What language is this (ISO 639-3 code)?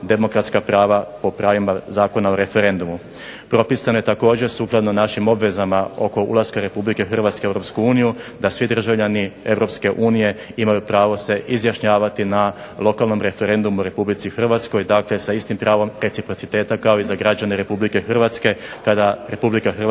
hrv